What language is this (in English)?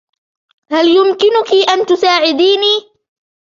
Arabic